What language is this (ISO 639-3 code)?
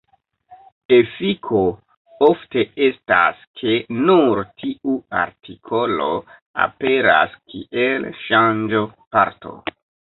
epo